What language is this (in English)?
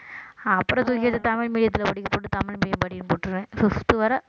Tamil